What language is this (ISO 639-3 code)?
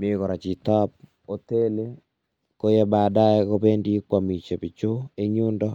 kln